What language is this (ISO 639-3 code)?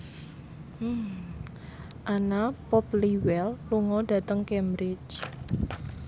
jav